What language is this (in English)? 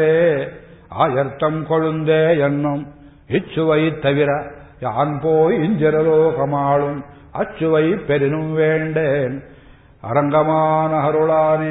Kannada